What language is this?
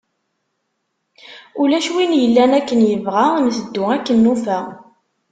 Kabyle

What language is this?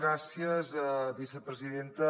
Catalan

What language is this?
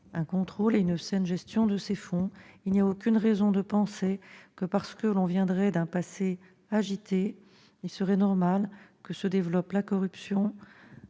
French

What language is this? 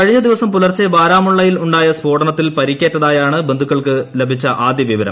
Malayalam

